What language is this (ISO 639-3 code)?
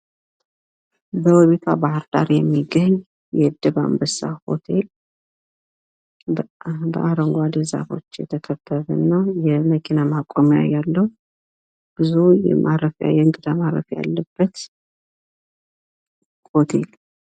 amh